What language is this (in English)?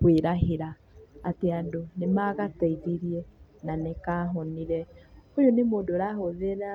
Kikuyu